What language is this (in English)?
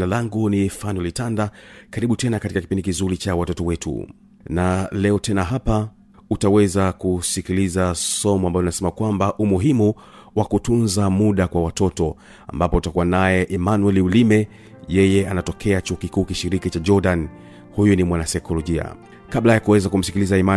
Swahili